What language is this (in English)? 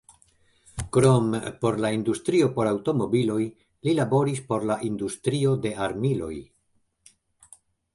Esperanto